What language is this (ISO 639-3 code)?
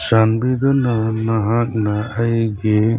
mni